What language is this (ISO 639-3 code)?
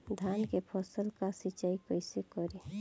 bho